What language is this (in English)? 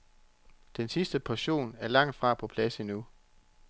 Danish